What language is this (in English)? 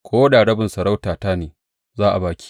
Hausa